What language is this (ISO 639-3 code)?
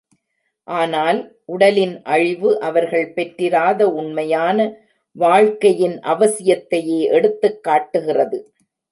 tam